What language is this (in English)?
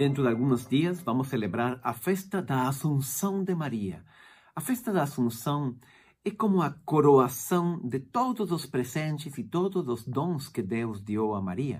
Portuguese